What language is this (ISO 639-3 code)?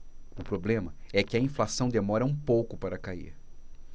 por